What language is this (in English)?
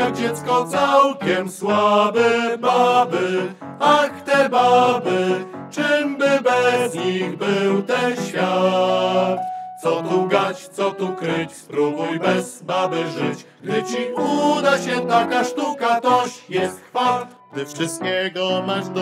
Polish